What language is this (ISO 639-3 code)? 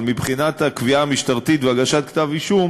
heb